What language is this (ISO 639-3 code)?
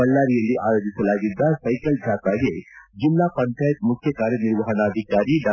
kan